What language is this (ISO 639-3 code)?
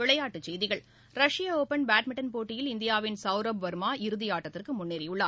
tam